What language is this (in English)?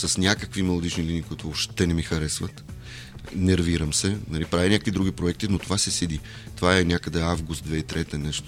Bulgarian